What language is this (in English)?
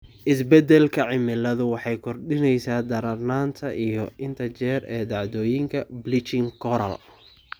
Somali